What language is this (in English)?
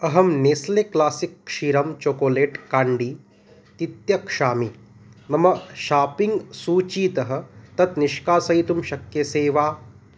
Sanskrit